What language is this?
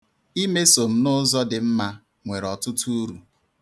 Igbo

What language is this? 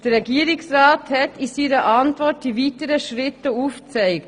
Swiss German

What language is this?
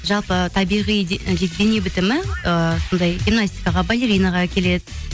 Kazakh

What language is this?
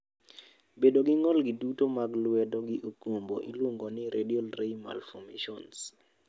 Luo (Kenya and Tanzania)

